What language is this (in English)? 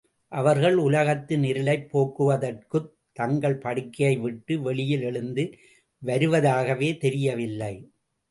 Tamil